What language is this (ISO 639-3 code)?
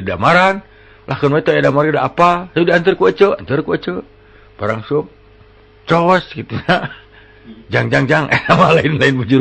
ind